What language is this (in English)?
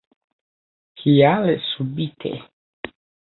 Esperanto